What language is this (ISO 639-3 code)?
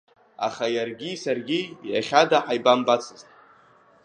abk